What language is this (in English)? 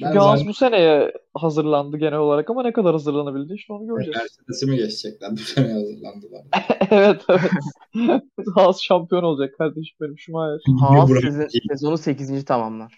Turkish